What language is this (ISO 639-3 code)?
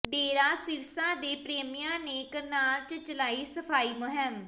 pan